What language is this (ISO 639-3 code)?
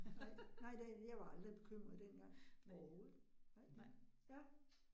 dan